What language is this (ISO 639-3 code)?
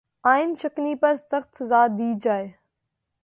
urd